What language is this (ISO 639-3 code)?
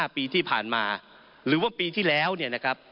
tha